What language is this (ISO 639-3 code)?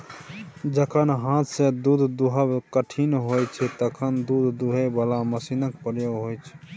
mai